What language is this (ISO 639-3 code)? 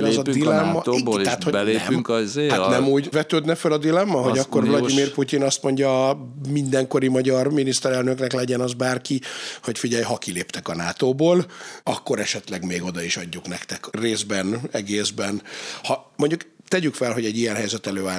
hun